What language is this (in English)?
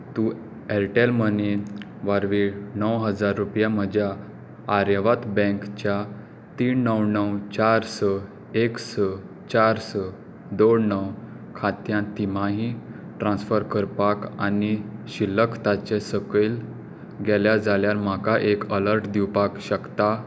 Konkani